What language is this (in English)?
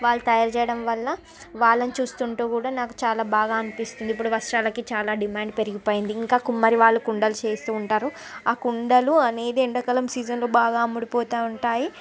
Telugu